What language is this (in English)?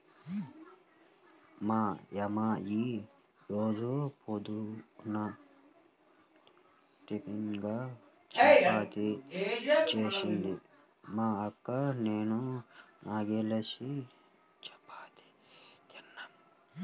Telugu